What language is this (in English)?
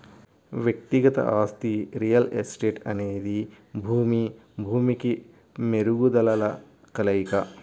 Telugu